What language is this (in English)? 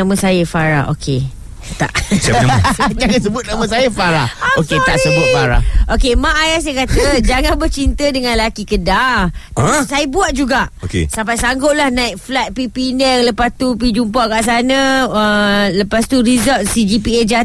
Malay